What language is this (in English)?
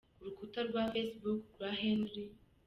Kinyarwanda